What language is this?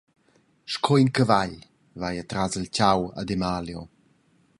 Romansh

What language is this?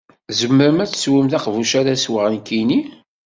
Kabyle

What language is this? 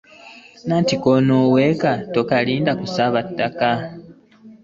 Ganda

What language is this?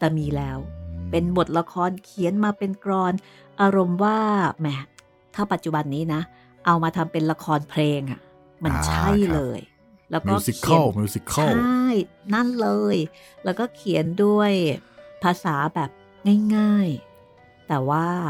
Thai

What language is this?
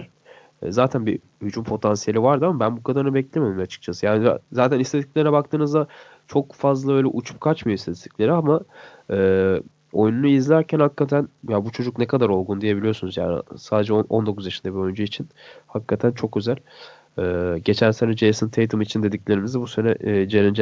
Turkish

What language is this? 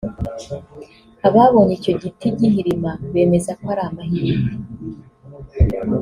Kinyarwanda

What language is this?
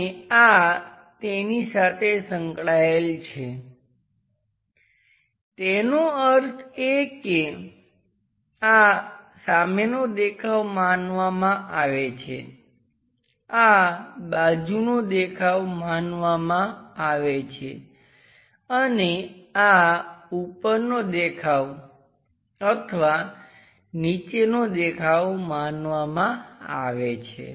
Gujarati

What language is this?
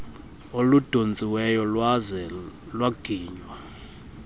Xhosa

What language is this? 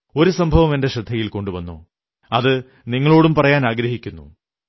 Malayalam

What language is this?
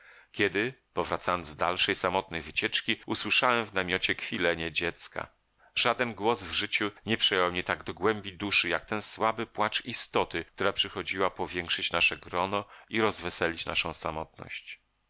Polish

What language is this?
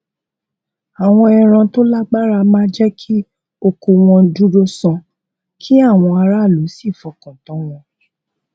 Yoruba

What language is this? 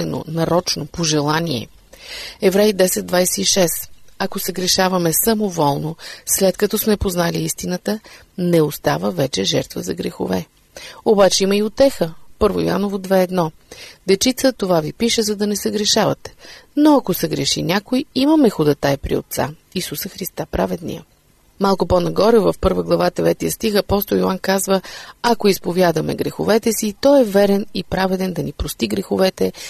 Bulgarian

